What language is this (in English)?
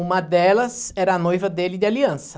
Portuguese